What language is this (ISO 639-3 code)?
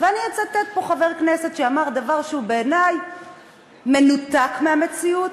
heb